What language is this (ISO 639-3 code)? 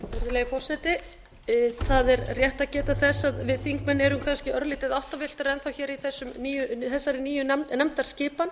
isl